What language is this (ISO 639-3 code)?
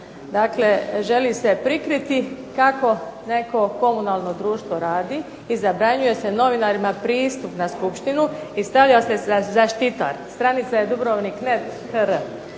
hrv